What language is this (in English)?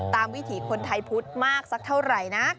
Thai